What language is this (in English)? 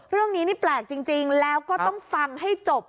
Thai